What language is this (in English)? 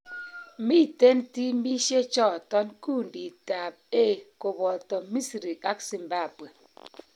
Kalenjin